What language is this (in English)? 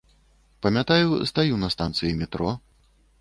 Belarusian